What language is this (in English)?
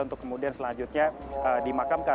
Indonesian